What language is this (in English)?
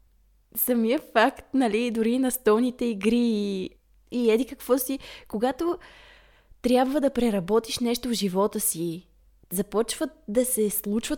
Bulgarian